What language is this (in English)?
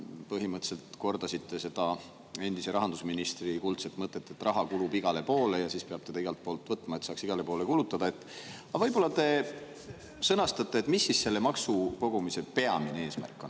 Estonian